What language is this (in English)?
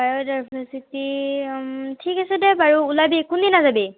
Assamese